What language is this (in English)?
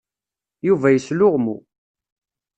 Kabyle